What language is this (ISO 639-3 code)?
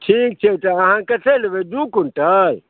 mai